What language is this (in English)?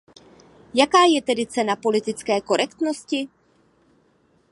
Czech